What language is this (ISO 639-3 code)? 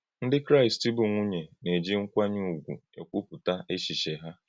ibo